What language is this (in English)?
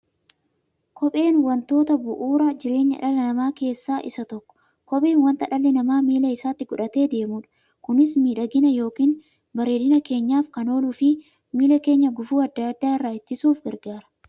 Oromo